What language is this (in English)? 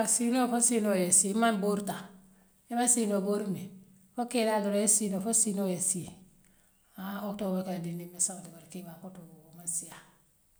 Western Maninkakan